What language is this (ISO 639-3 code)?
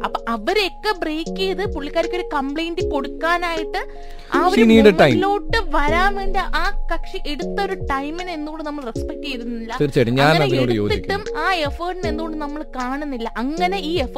mal